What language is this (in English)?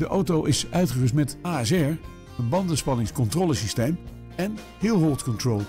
Dutch